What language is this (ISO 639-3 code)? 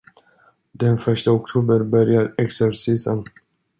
swe